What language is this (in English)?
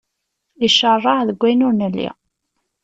Kabyle